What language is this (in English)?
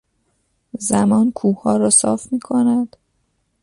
Persian